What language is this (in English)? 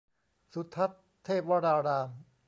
Thai